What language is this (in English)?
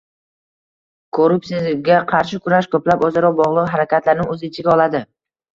Uzbek